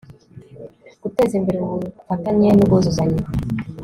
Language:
Kinyarwanda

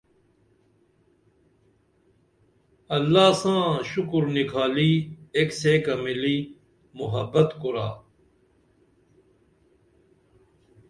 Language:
Dameli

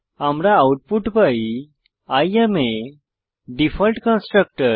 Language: Bangla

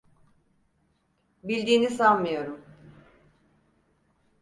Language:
Turkish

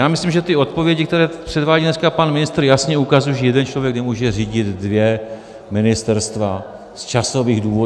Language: Czech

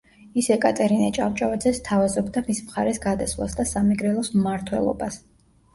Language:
Georgian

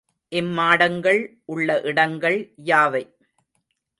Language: Tamil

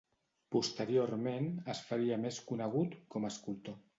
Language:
Catalan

